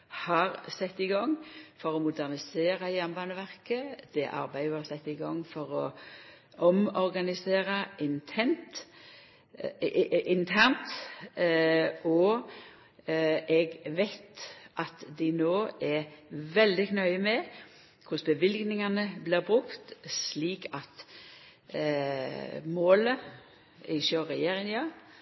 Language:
Norwegian Nynorsk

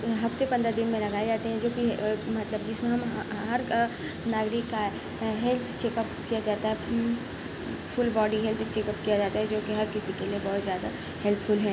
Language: Urdu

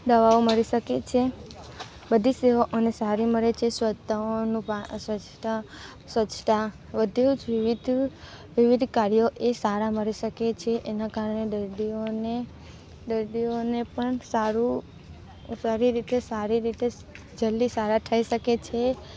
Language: Gujarati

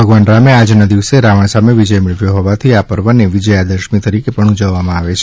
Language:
Gujarati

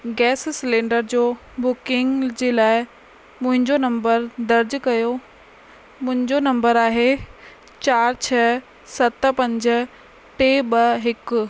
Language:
Sindhi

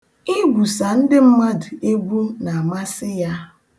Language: Igbo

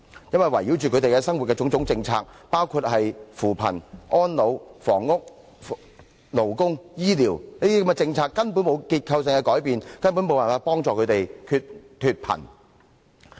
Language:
Cantonese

